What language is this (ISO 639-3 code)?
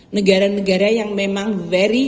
ind